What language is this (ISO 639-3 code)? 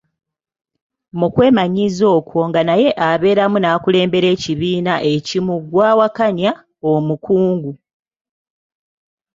lug